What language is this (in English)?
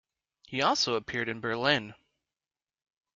English